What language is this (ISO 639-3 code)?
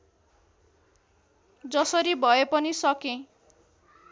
nep